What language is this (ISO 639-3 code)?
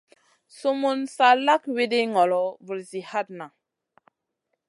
mcn